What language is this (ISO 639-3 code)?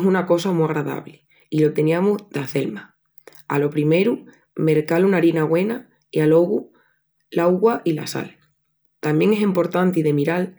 ext